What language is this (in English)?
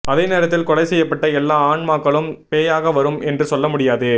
Tamil